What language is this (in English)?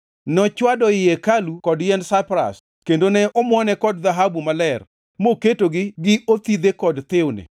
Luo (Kenya and Tanzania)